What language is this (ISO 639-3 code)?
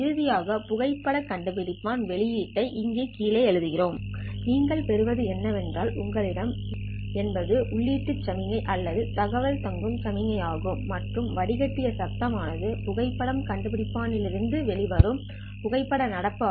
tam